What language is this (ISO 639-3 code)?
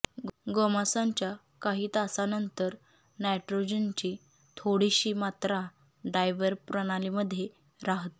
mar